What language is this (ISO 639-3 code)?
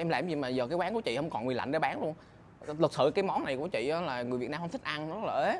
vie